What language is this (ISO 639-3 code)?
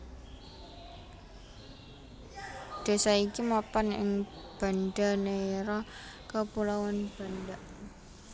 jav